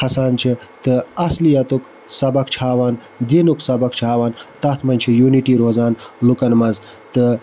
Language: Kashmiri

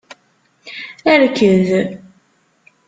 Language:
Kabyle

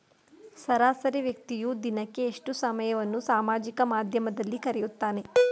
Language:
Kannada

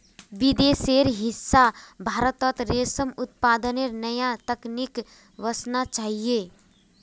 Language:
Magahi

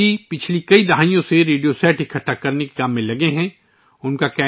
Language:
Urdu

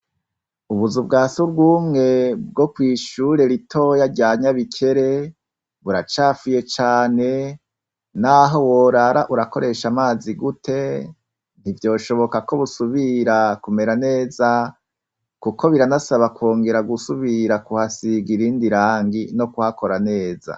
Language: Rundi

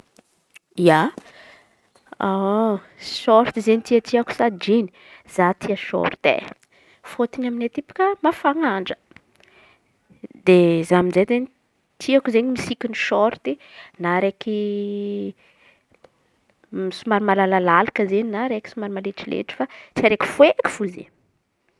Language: Antankarana Malagasy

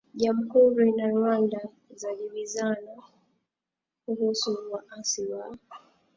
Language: Swahili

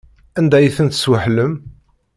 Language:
Kabyle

